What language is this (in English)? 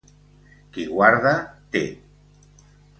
Catalan